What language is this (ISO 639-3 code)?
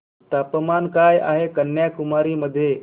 mar